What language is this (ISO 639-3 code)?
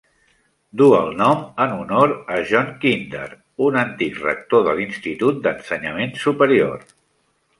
cat